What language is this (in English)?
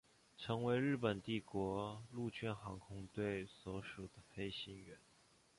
Chinese